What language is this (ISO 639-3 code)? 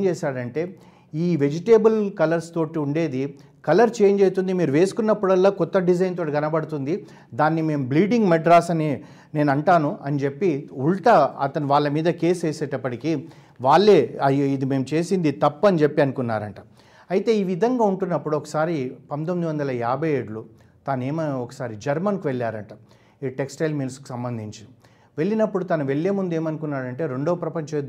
tel